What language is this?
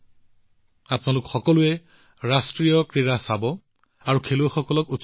Assamese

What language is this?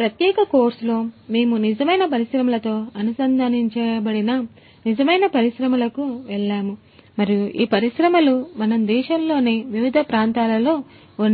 Telugu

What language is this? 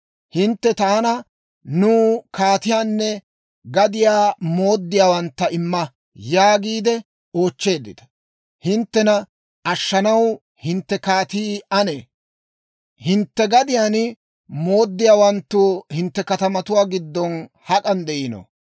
Dawro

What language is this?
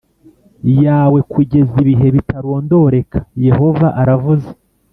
Kinyarwanda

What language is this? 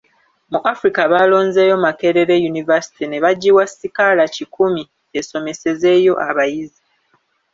Ganda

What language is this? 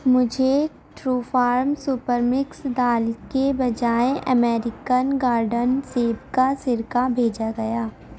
Urdu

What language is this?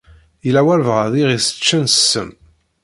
Kabyle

